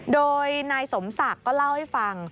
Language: Thai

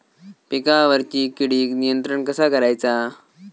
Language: Marathi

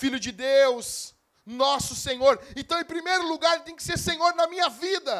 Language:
Portuguese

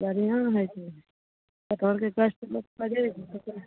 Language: Maithili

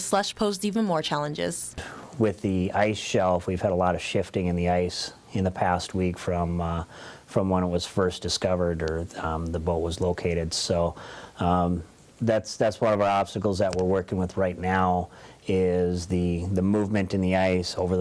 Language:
English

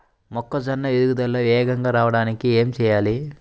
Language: Telugu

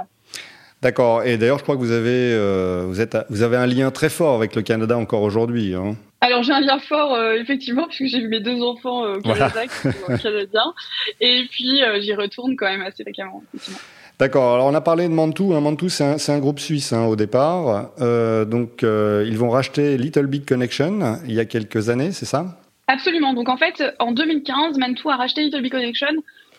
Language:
French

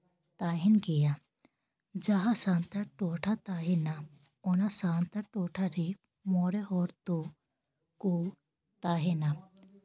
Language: Santali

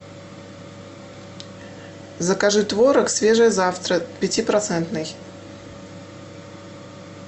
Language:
Russian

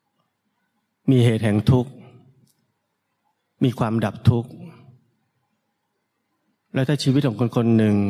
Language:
Thai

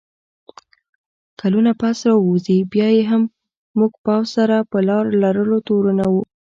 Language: Pashto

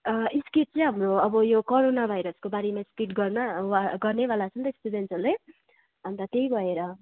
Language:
Nepali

